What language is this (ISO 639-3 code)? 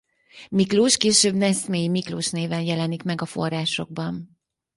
hun